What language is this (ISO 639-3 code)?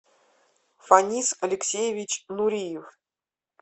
rus